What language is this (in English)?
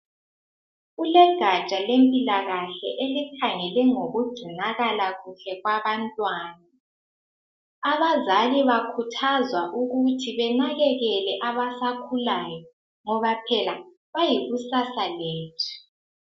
North Ndebele